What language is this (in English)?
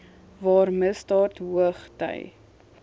Afrikaans